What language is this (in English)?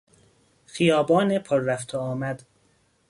Persian